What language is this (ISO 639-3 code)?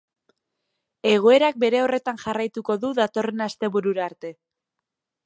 eus